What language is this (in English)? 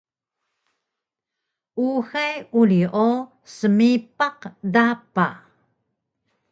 Taroko